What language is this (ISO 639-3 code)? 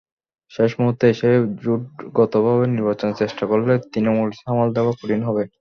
ben